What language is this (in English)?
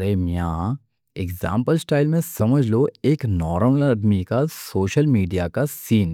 Deccan